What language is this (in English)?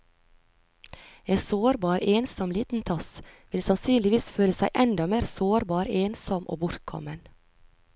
Norwegian